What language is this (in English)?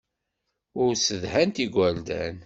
Kabyle